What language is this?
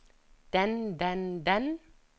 Norwegian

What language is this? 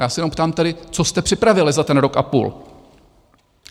Czech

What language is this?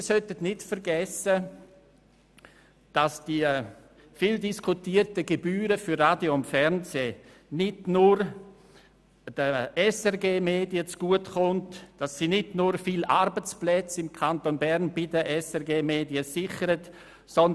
Swiss German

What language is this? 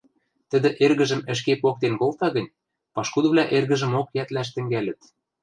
Western Mari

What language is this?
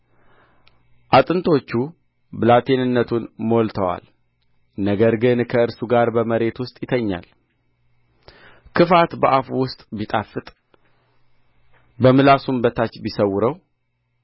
Amharic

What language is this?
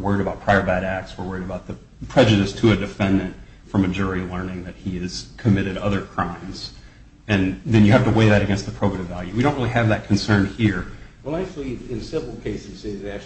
English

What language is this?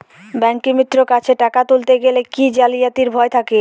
Bangla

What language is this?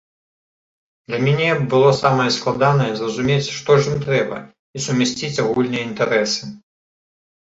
Belarusian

